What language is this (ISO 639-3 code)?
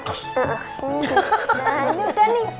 ind